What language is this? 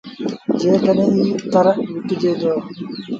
Sindhi Bhil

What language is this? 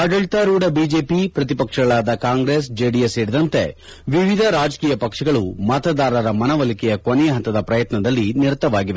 Kannada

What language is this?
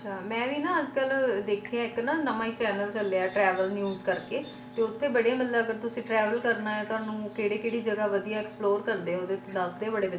Punjabi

